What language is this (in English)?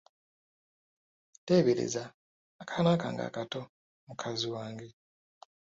Ganda